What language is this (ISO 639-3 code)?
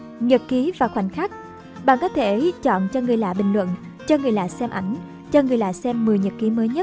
vie